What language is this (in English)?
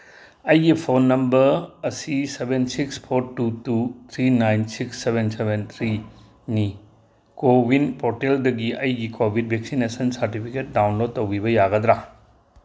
Manipuri